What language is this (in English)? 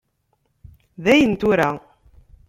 Kabyle